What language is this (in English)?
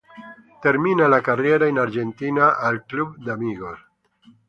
Italian